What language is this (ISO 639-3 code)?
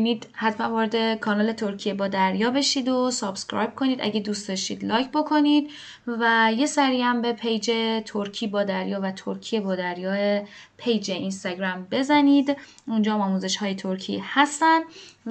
fas